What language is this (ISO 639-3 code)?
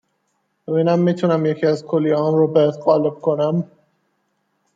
fas